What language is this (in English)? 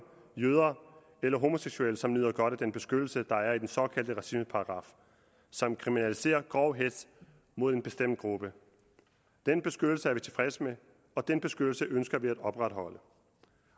Danish